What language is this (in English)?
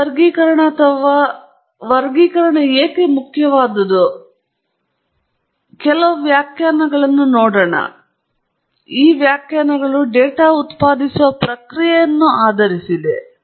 Kannada